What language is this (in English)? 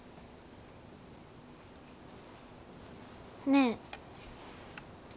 Japanese